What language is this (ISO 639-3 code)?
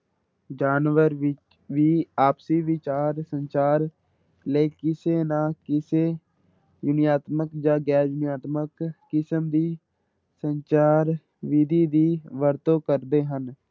pan